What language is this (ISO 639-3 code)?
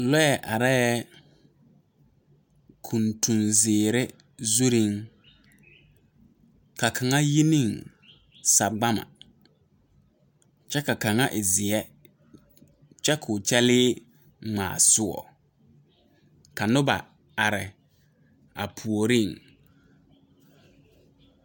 dga